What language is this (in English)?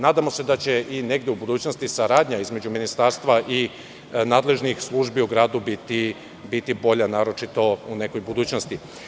Serbian